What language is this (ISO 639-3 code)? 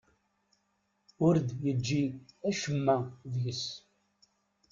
kab